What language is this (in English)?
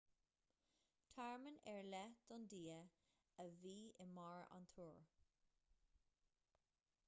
Irish